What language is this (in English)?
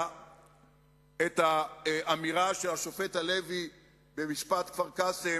Hebrew